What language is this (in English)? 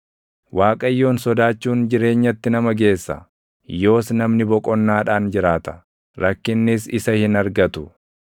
Oromo